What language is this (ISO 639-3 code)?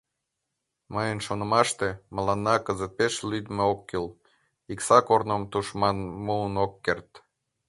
chm